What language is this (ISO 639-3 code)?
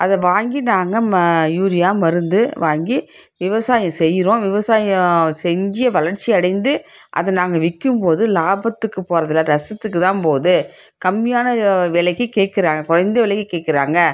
tam